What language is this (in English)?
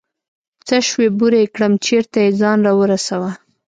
Pashto